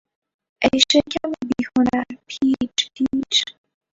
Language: Persian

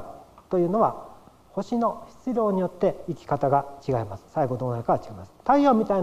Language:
Japanese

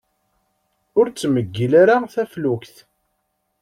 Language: Kabyle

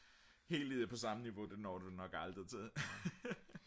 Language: Danish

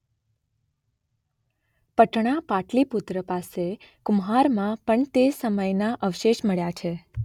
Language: Gujarati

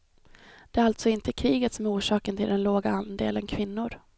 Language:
Swedish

